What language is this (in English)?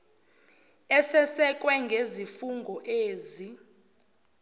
Zulu